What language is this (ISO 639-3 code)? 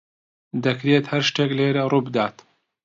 ckb